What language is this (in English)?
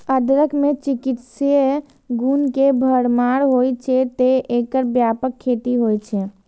Maithili